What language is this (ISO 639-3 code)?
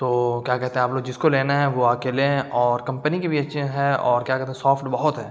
urd